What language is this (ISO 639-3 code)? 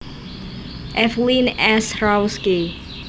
jav